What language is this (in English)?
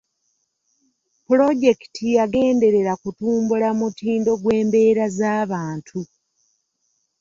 Ganda